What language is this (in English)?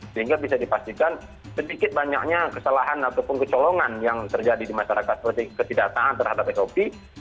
Indonesian